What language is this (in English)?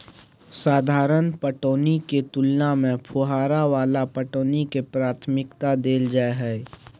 Maithili